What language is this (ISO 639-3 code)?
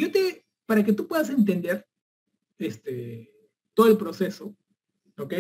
spa